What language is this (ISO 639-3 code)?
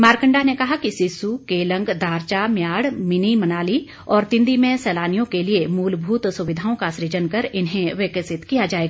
hin